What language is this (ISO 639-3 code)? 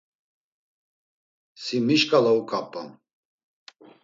lzz